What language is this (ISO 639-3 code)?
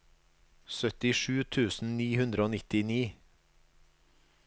nor